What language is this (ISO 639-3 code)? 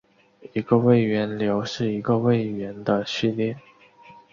zho